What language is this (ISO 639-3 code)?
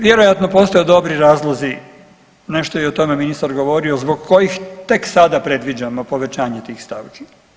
hrv